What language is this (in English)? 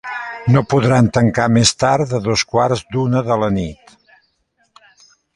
Catalan